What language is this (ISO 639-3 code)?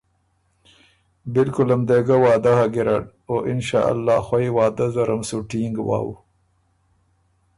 oru